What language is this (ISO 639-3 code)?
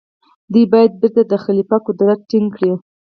pus